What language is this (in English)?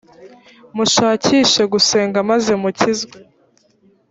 Kinyarwanda